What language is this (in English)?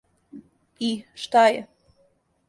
Serbian